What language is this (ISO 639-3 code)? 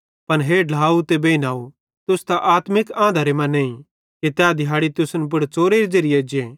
bhd